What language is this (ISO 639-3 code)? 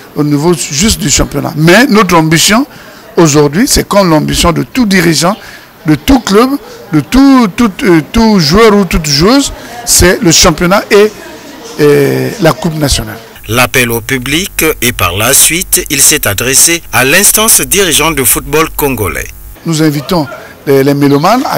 fra